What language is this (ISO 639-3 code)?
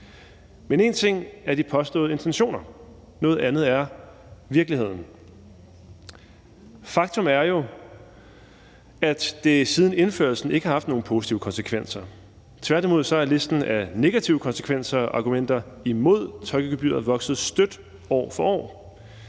dan